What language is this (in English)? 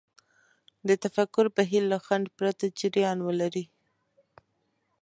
Pashto